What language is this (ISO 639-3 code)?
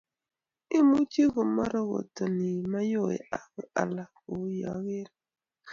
kln